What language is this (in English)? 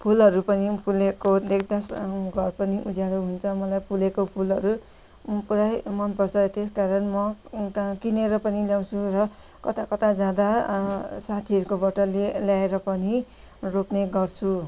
Nepali